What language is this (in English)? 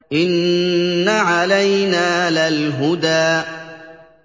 Arabic